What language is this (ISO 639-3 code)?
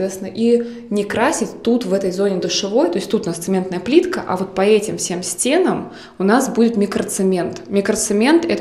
rus